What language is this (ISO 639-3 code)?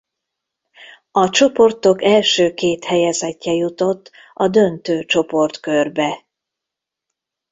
hun